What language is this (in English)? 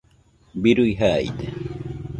Nüpode Huitoto